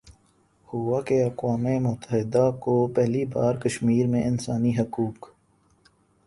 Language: Urdu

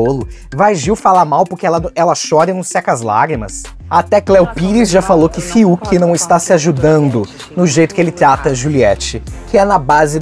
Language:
Portuguese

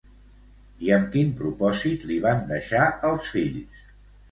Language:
Catalan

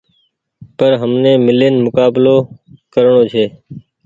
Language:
Goaria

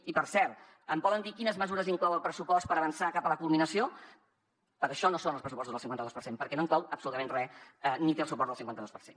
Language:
Catalan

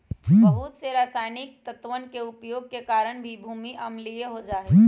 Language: Magahi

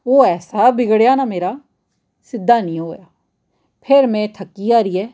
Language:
Dogri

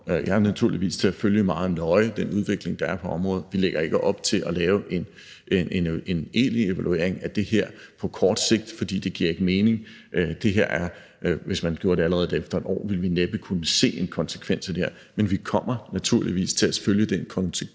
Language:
Danish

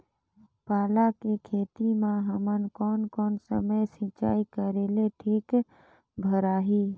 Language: Chhattisgarhi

